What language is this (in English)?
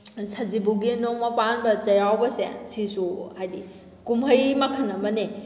Manipuri